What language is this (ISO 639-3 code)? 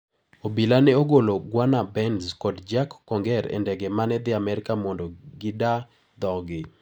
luo